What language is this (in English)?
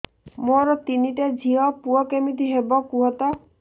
Odia